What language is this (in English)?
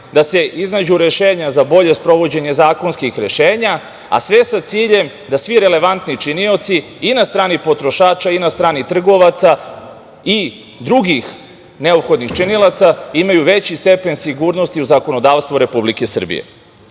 Serbian